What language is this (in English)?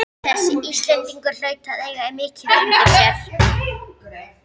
Icelandic